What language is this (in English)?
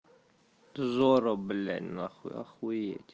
Russian